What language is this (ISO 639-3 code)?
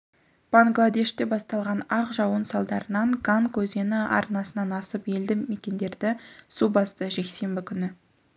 kaz